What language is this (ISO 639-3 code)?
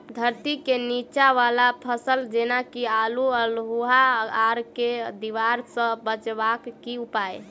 mai